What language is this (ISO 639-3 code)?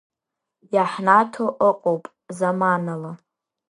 abk